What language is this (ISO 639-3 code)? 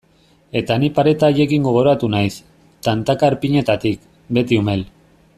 eus